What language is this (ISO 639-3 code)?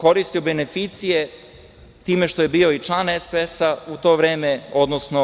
srp